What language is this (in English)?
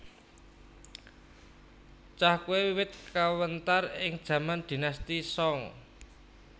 Javanese